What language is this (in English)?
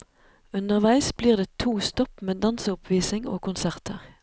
Norwegian